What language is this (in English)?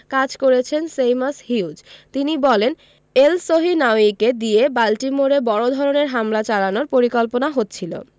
Bangla